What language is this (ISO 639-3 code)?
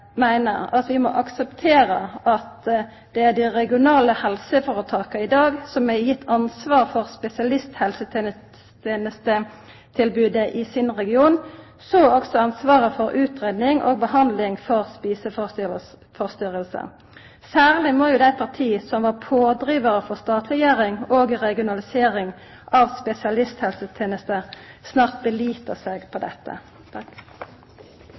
nno